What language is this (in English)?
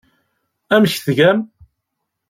Kabyle